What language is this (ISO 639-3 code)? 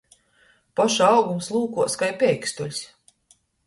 ltg